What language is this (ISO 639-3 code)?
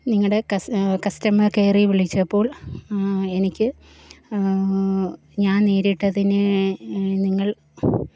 mal